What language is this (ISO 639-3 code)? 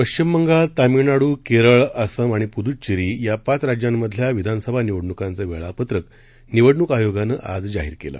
mar